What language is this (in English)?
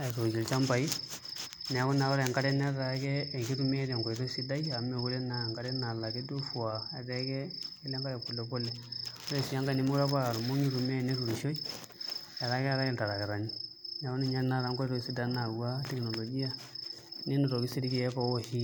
Masai